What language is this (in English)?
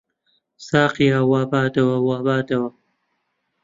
Central Kurdish